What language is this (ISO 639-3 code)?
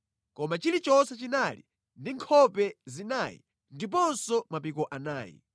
nya